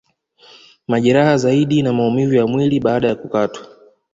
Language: Swahili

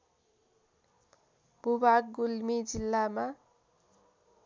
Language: Nepali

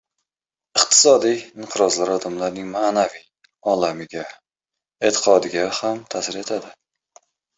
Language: Uzbek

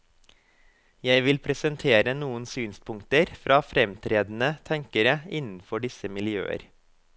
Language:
Norwegian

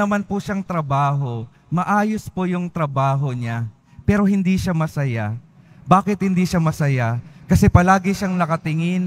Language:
Filipino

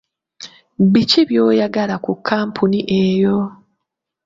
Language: Ganda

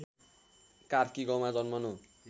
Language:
Nepali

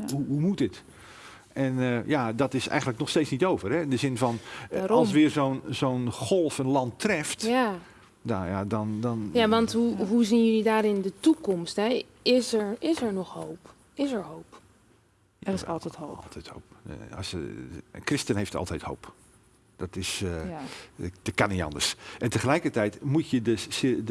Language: Dutch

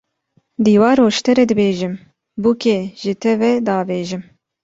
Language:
Kurdish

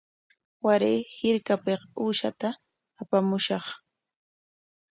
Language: Corongo Ancash Quechua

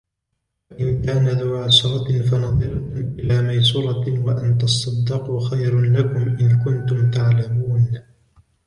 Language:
Arabic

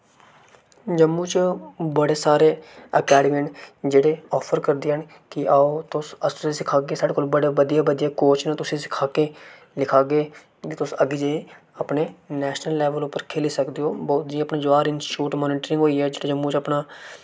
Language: Dogri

